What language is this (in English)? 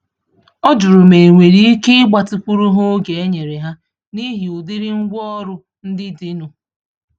Igbo